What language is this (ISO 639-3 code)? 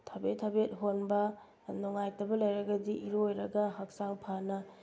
mni